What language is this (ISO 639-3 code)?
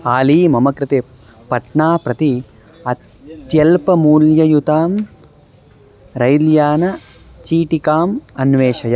san